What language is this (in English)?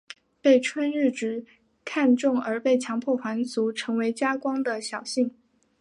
Chinese